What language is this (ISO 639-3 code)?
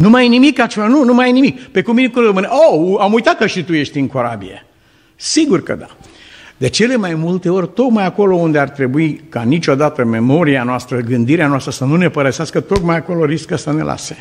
ron